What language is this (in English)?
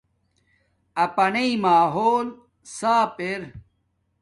Domaaki